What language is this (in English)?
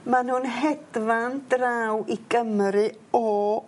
Welsh